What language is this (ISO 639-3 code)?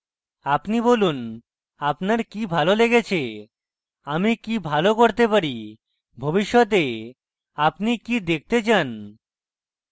ben